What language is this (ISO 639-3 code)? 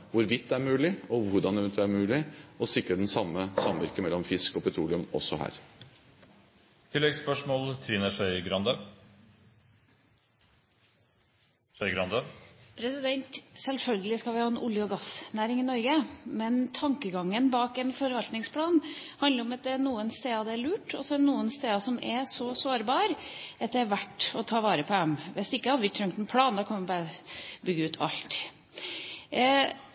nor